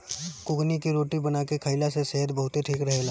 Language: Bhojpuri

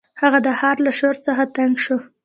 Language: Pashto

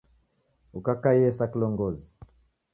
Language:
Taita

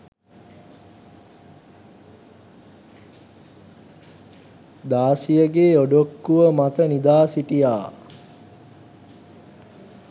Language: Sinhala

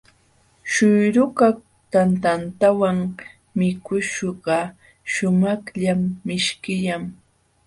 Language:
Jauja Wanca Quechua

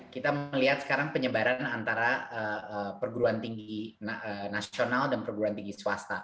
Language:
Indonesian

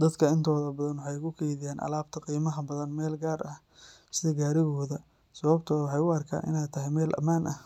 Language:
Somali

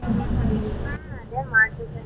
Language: Kannada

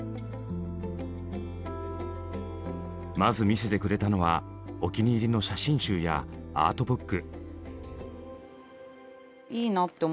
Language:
Japanese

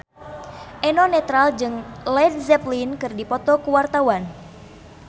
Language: Sundanese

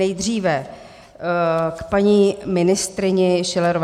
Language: Czech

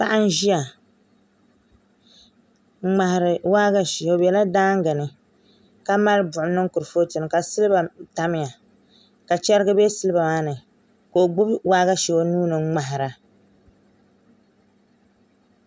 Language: Dagbani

